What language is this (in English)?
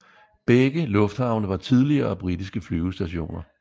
Danish